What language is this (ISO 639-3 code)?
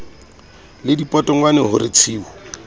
sot